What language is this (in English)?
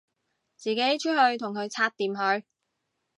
Cantonese